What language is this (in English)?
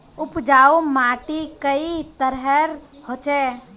Magahi